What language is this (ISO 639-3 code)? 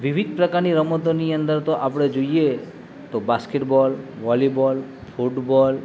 guj